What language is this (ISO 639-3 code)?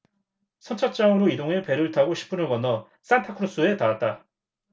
kor